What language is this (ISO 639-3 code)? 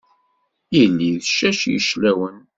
kab